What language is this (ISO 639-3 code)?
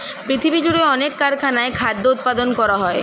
ben